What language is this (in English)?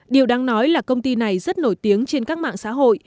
Vietnamese